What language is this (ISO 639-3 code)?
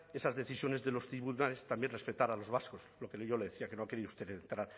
spa